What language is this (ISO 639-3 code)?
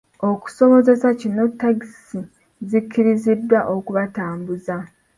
lug